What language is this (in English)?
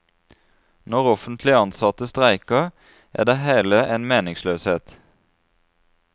Norwegian